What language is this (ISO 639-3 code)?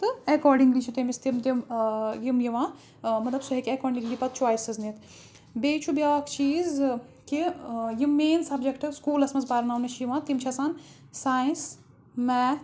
kas